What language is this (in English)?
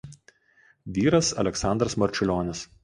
Lithuanian